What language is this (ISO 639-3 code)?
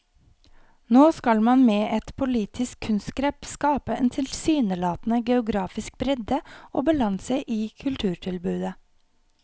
nor